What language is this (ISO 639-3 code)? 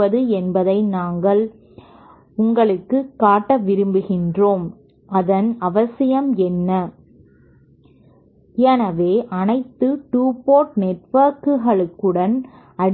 tam